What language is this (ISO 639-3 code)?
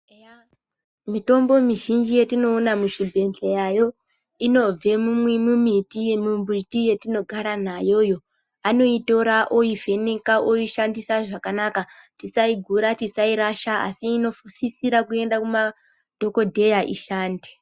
ndc